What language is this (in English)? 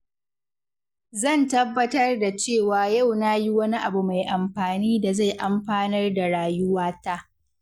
Hausa